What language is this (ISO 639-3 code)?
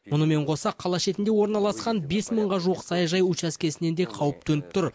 kaz